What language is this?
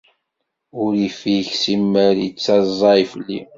Kabyle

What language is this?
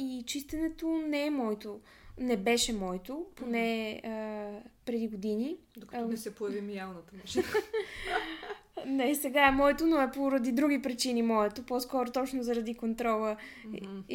Bulgarian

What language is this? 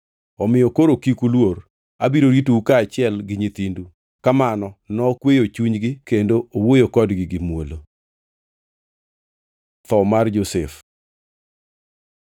Luo (Kenya and Tanzania)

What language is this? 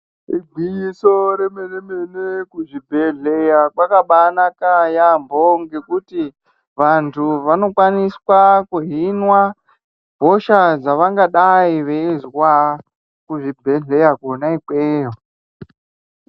Ndau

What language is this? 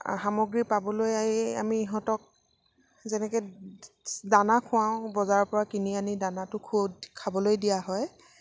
Assamese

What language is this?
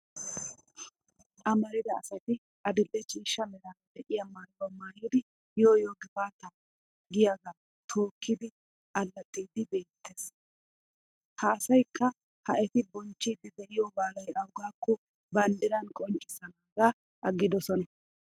Wolaytta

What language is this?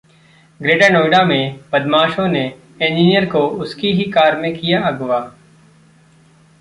Hindi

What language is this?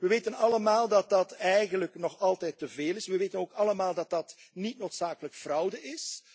Dutch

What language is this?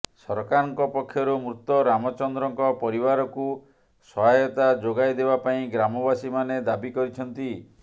Odia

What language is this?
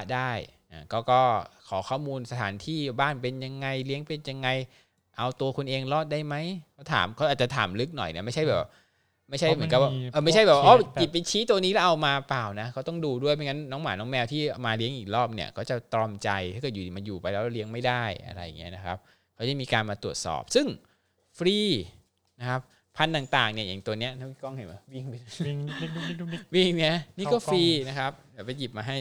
Thai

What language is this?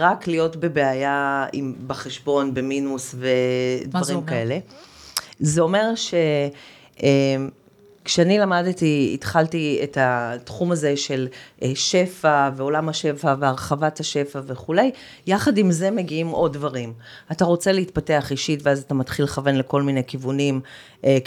Hebrew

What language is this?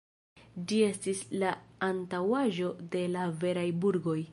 Esperanto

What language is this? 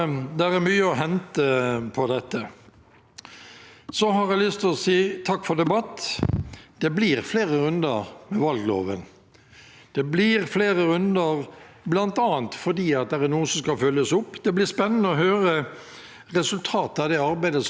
Norwegian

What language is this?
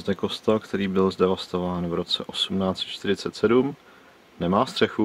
Czech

